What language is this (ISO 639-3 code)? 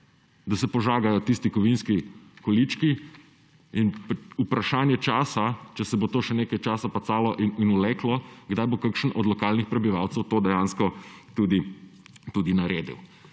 slv